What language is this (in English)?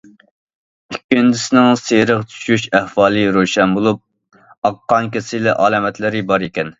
Uyghur